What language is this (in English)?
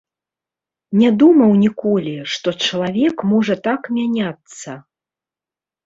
Belarusian